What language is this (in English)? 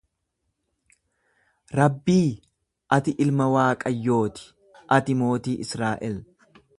Oromo